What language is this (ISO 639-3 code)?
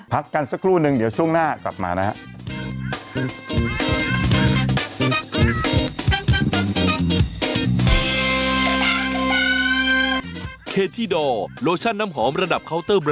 tha